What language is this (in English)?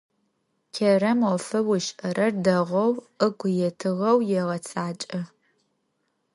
Adyghe